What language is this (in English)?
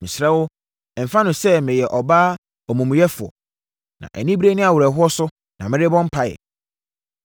Akan